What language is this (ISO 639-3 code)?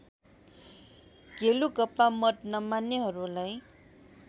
nep